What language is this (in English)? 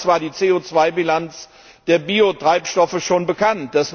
German